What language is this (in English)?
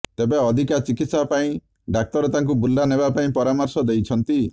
Odia